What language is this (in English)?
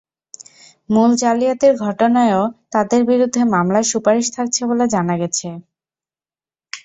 Bangla